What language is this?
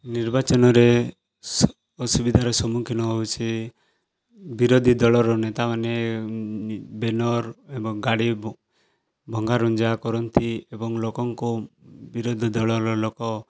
Odia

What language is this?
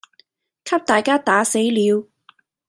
Cantonese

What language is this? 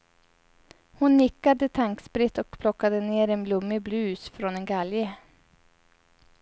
Swedish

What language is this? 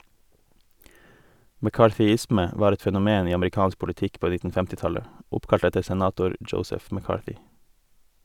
Norwegian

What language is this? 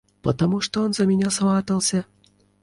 Russian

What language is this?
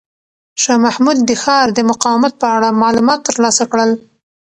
Pashto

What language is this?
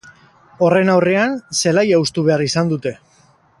Basque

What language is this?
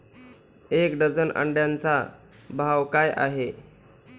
Marathi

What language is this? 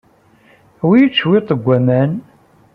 Kabyle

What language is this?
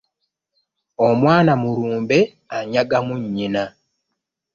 Ganda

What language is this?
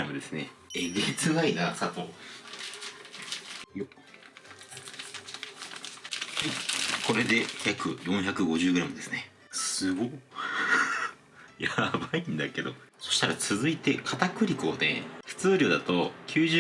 Japanese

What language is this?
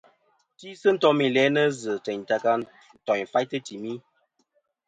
Kom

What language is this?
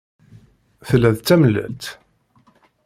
Kabyle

